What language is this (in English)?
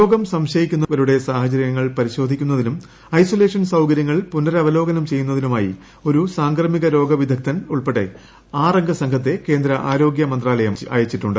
Malayalam